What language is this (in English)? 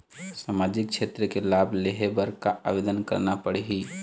Chhattisgarhi